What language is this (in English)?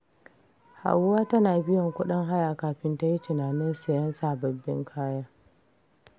Hausa